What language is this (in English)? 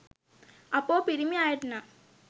Sinhala